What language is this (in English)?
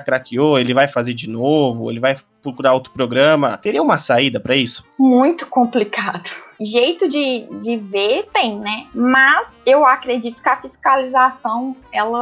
Portuguese